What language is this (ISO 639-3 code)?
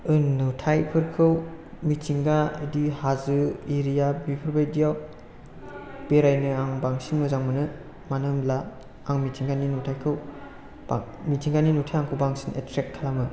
brx